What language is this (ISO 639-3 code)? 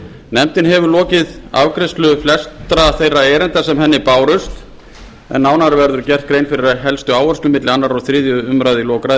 isl